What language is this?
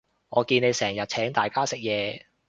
Cantonese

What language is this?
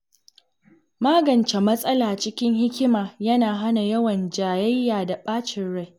Hausa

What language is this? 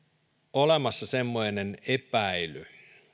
Finnish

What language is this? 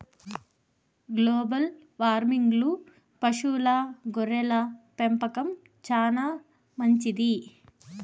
Telugu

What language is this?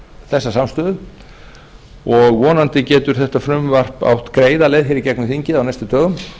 Icelandic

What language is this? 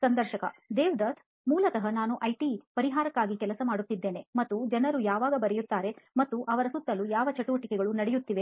Kannada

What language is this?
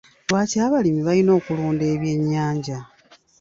Ganda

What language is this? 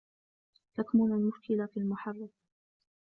Arabic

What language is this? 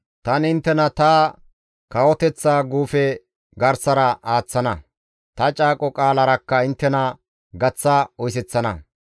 Gamo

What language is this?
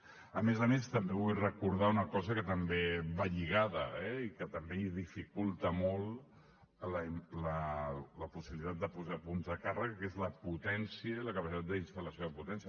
Catalan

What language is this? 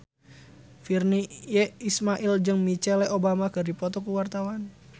Sundanese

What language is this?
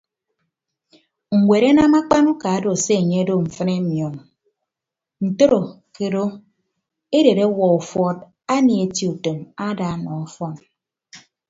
Ibibio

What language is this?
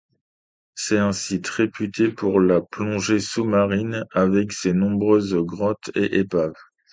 French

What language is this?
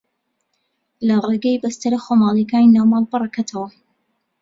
Central Kurdish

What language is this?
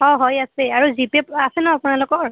Assamese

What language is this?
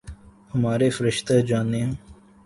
Urdu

